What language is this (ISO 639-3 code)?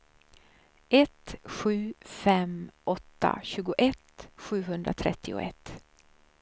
swe